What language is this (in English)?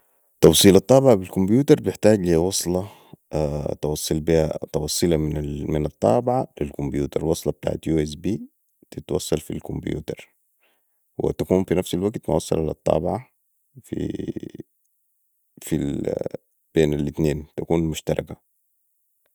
Sudanese Arabic